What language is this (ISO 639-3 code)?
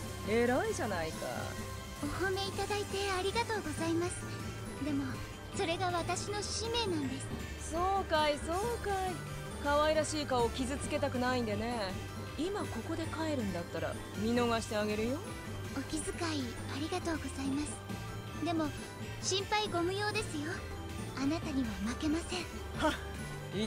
por